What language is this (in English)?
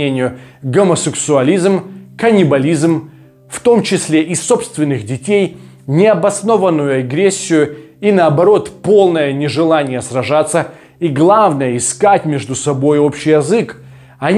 Russian